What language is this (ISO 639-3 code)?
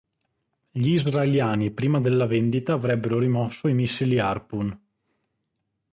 ita